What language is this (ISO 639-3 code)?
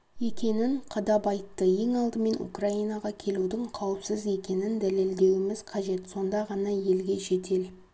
kaz